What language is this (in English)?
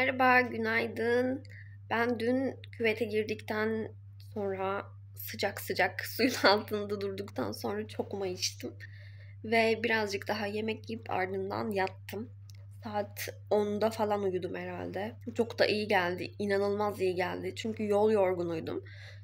Turkish